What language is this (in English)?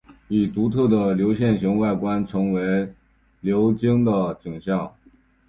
Chinese